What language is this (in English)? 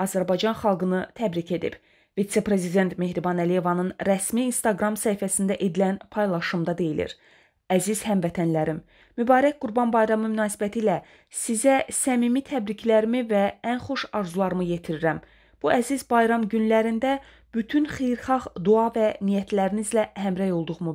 Turkish